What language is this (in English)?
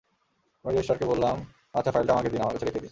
Bangla